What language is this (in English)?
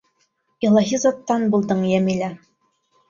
Bashkir